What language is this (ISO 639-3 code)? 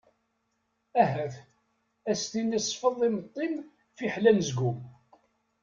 kab